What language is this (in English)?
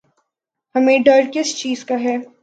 Urdu